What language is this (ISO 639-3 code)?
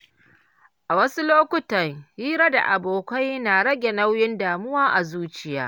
hau